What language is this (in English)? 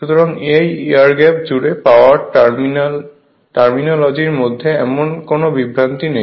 Bangla